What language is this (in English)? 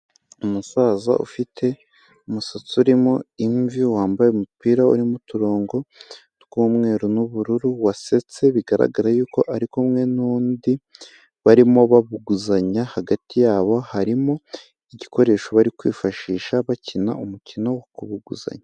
Kinyarwanda